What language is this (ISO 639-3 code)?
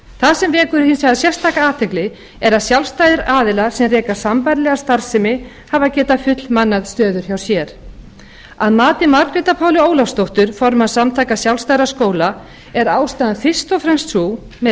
isl